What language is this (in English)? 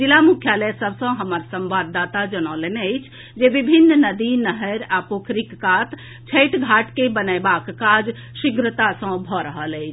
Maithili